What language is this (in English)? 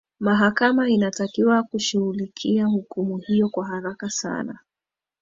Swahili